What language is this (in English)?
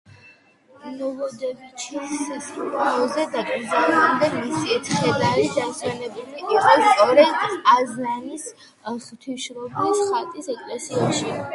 Georgian